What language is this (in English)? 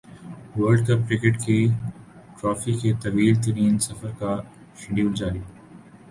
Urdu